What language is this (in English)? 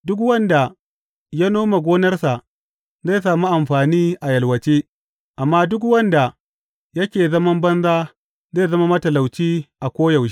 Hausa